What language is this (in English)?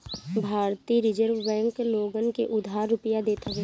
Bhojpuri